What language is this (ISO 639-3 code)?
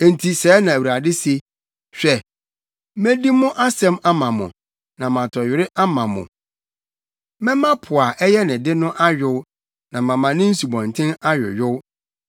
aka